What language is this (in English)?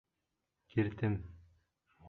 Bashkir